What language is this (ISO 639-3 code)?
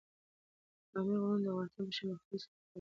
pus